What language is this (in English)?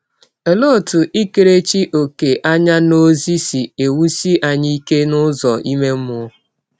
Igbo